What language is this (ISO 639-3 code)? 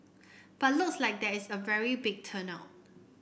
eng